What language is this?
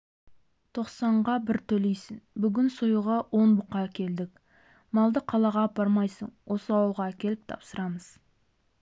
Kazakh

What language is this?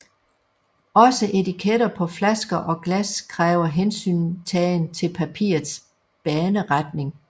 Danish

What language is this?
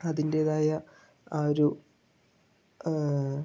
Malayalam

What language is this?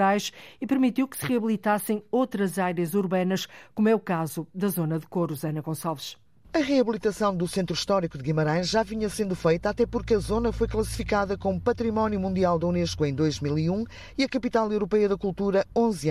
Portuguese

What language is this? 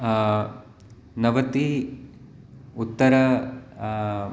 Sanskrit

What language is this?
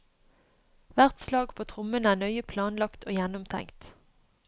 Norwegian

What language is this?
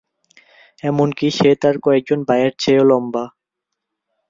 Bangla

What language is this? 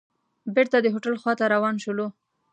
Pashto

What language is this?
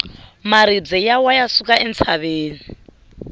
Tsonga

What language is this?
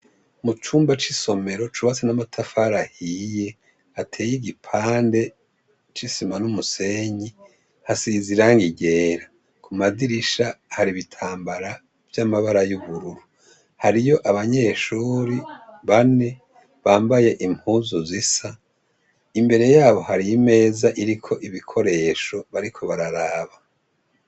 Rundi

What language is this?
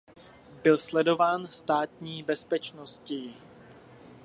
Czech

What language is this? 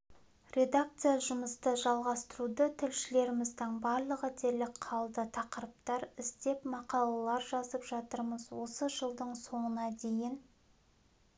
Kazakh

